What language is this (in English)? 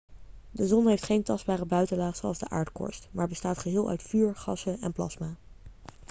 Dutch